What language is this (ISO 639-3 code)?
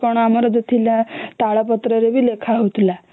ori